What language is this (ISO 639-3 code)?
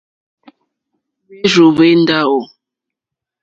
bri